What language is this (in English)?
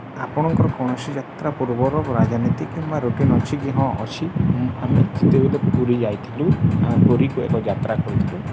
Odia